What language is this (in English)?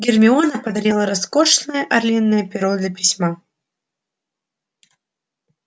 Russian